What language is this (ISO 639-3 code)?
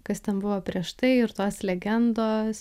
lit